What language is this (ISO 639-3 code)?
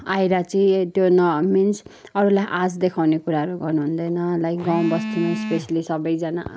nep